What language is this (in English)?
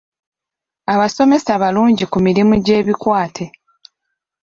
Ganda